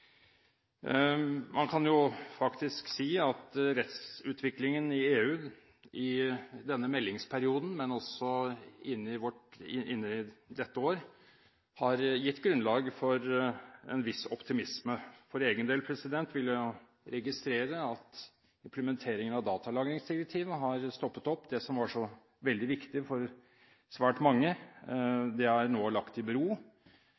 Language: Norwegian Bokmål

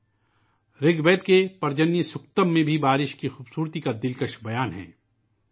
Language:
Urdu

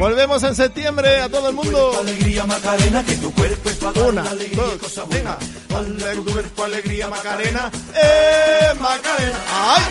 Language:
Spanish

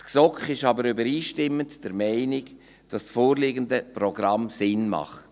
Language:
Swiss German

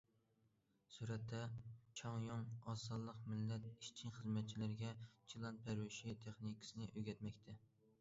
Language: Uyghur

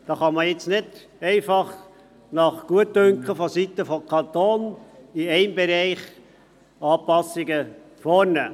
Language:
Swiss German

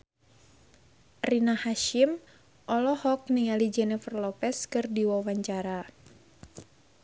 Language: Sundanese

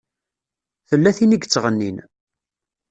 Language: Kabyle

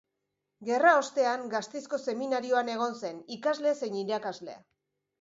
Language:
Basque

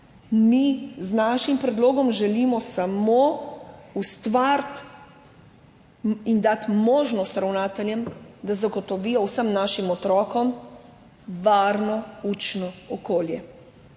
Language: Slovenian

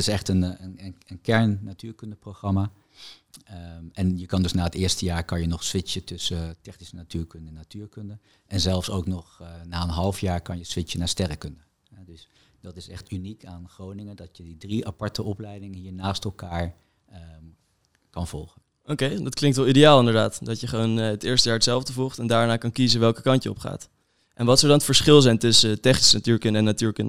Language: Dutch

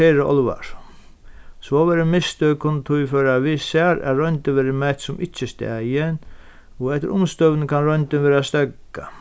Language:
Faroese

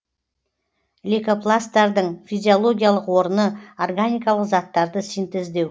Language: Kazakh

